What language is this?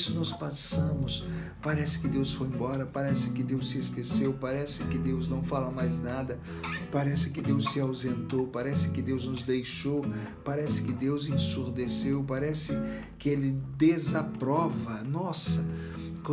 Portuguese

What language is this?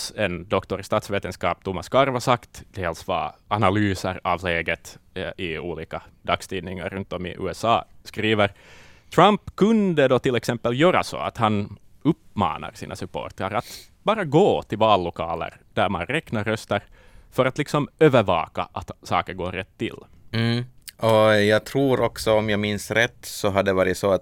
Swedish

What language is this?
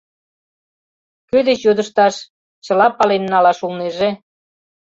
Mari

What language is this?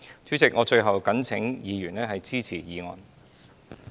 Cantonese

